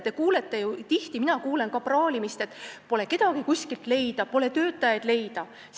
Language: Estonian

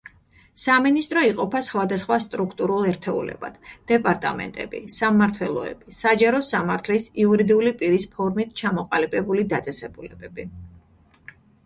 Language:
Georgian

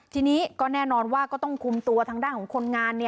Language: Thai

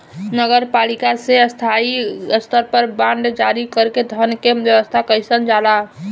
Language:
Bhojpuri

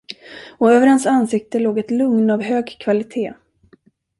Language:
Swedish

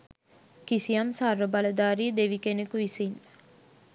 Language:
Sinhala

